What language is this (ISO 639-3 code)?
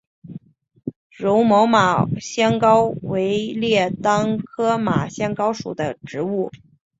zho